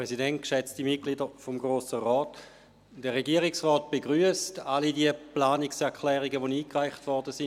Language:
Swiss German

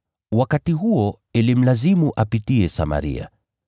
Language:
Swahili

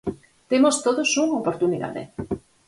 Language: Galician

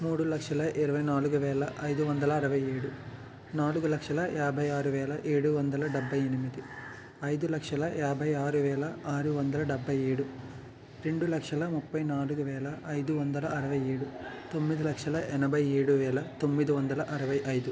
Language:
Telugu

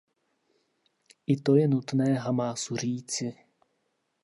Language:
Czech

